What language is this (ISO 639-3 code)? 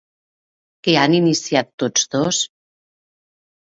cat